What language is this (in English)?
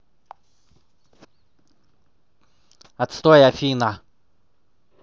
Russian